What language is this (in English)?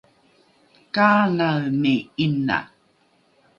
Rukai